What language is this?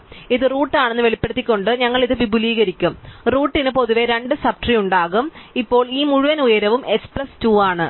Malayalam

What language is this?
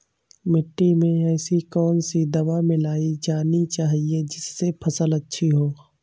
Hindi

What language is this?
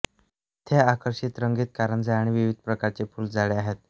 Marathi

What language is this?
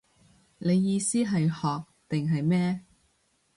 Cantonese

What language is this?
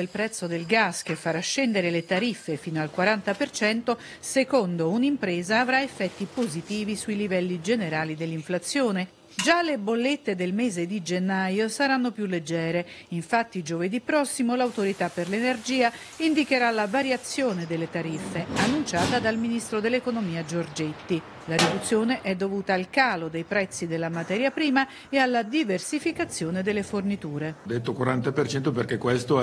Italian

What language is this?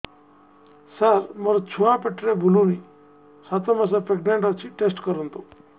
Odia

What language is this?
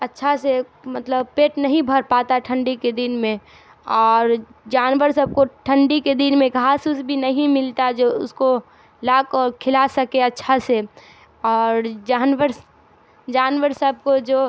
Urdu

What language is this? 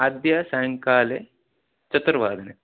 Sanskrit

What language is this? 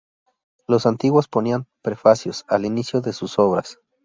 Spanish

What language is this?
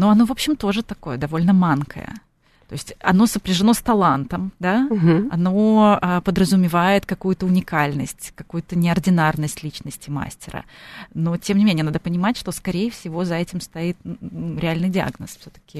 Russian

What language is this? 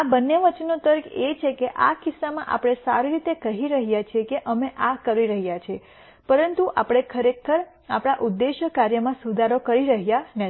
Gujarati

